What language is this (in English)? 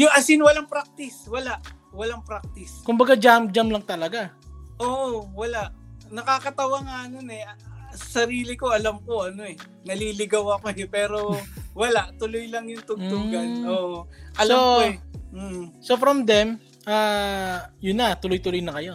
Filipino